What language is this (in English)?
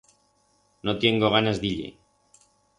Aragonese